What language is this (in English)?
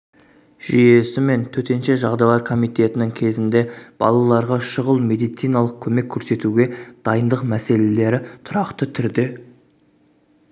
Kazakh